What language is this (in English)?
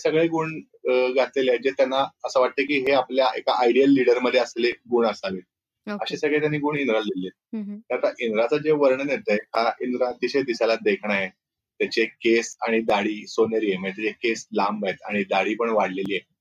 Marathi